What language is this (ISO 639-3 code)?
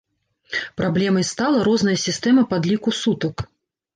bel